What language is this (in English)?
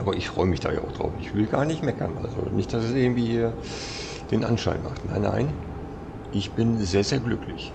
German